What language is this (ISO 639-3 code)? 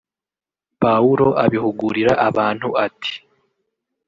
kin